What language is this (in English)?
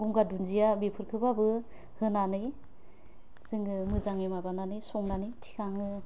Bodo